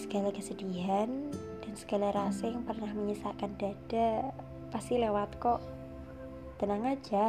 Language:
Indonesian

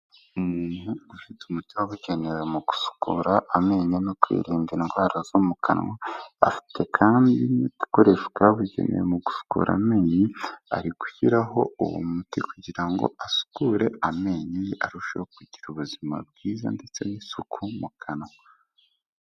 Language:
Kinyarwanda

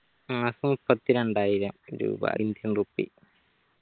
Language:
Malayalam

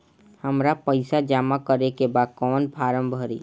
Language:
Bhojpuri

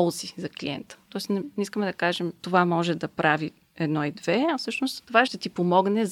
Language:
Bulgarian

